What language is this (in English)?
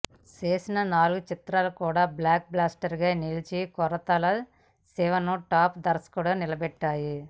Telugu